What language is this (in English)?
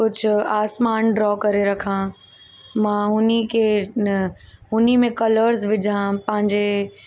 Sindhi